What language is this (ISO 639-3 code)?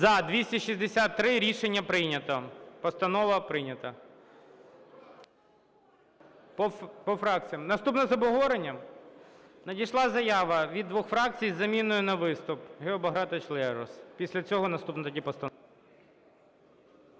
ukr